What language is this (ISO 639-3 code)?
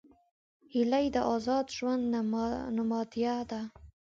pus